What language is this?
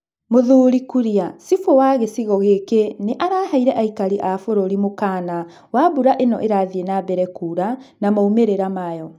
Kikuyu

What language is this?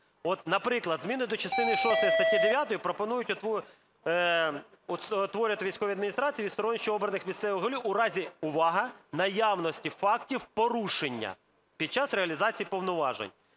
Ukrainian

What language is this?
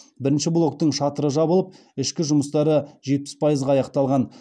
Kazakh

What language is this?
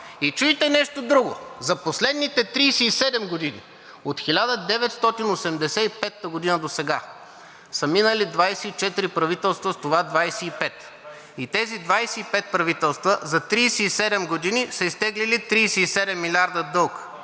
Bulgarian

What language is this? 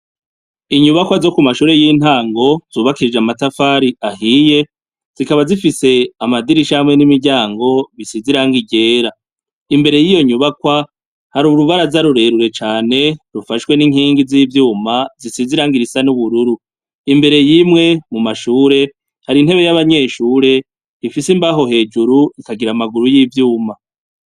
Rundi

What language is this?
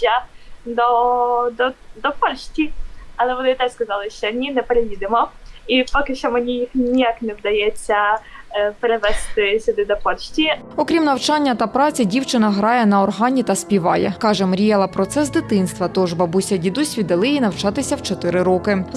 Ukrainian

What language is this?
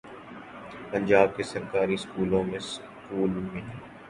Urdu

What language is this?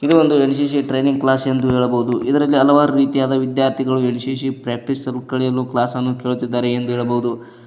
Kannada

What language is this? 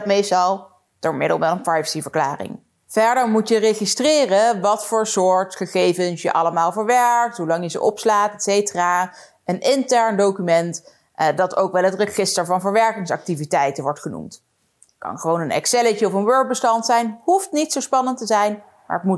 Dutch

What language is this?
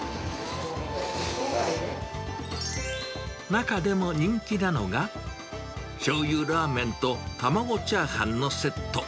Japanese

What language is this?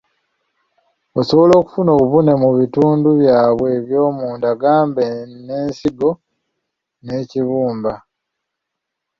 Ganda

